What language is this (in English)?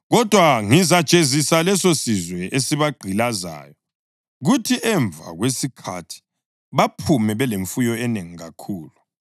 North Ndebele